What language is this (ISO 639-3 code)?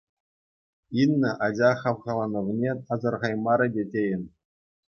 chv